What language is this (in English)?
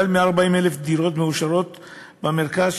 Hebrew